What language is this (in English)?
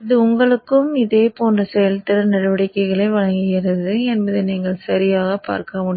Tamil